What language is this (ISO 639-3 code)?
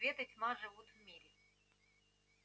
rus